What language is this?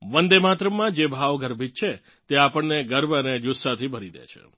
Gujarati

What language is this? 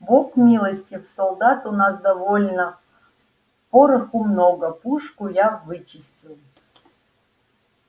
Russian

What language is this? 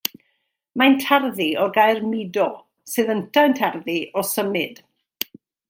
Welsh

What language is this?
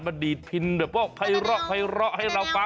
Thai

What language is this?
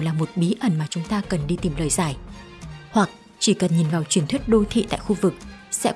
Vietnamese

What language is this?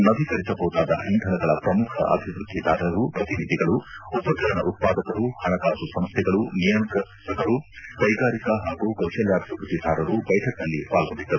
Kannada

